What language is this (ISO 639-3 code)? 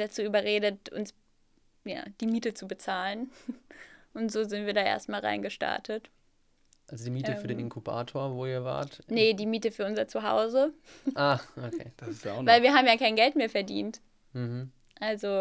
deu